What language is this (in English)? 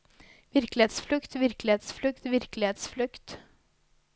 Norwegian